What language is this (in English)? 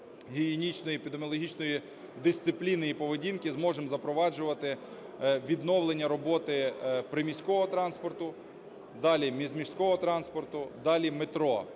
Ukrainian